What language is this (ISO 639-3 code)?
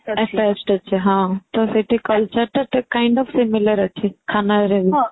ori